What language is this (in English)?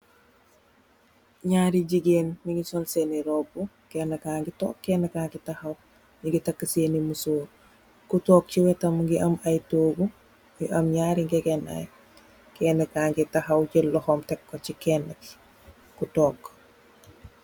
Wolof